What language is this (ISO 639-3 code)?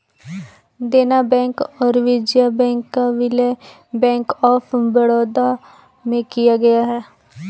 hin